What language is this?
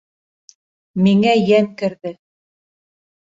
Bashkir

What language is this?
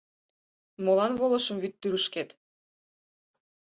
Mari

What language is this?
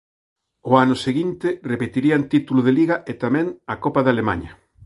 Galician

